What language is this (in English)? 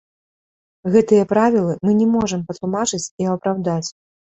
Belarusian